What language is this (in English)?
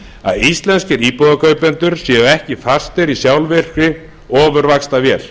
Icelandic